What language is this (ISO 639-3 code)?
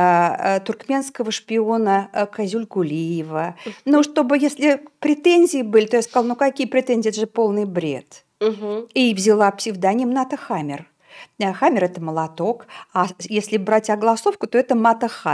rus